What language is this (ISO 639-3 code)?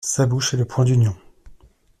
fra